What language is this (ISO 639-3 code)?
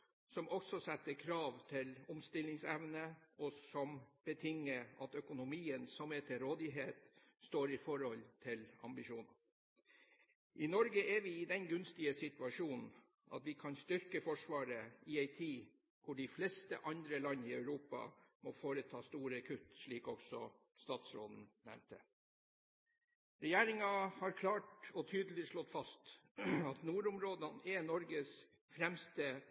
nob